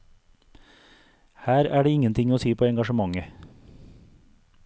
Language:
Norwegian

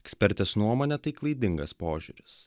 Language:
Lithuanian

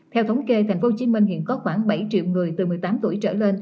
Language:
Vietnamese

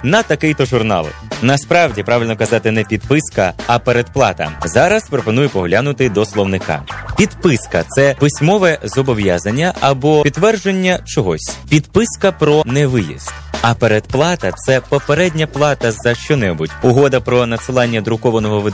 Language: Ukrainian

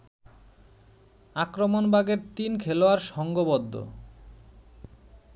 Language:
Bangla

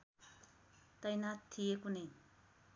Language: Nepali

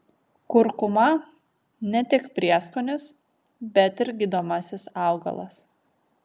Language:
Lithuanian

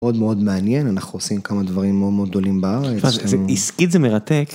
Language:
Hebrew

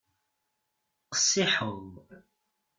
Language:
Kabyle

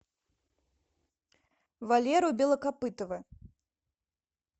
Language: Russian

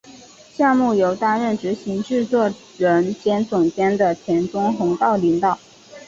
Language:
Chinese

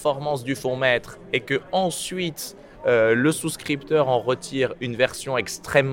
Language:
French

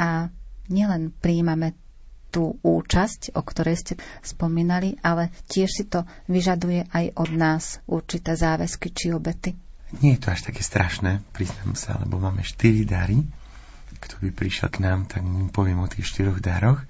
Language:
Slovak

